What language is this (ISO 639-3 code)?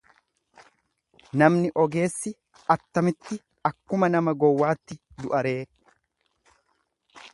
orm